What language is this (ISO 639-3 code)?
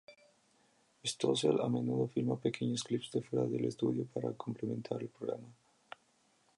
spa